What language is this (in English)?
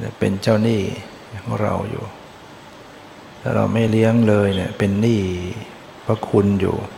Thai